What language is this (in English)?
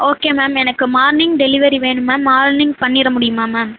Tamil